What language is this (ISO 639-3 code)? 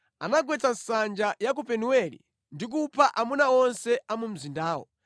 nya